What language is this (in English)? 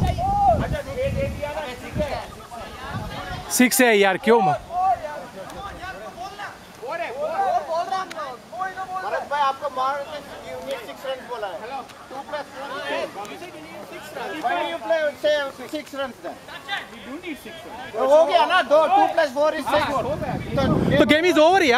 Romanian